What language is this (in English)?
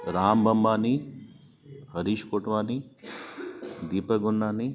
Sindhi